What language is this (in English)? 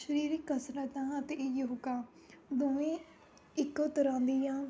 Punjabi